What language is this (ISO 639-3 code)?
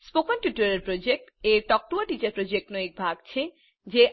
guj